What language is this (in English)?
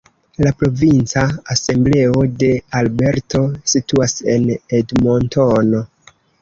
Esperanto